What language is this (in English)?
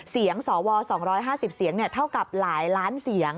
Thai